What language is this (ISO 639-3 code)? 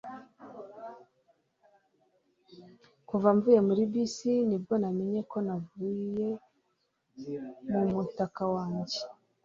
kin